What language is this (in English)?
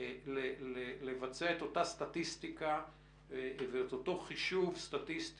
Hebrew